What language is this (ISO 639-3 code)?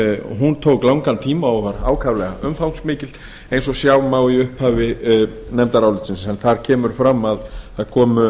isl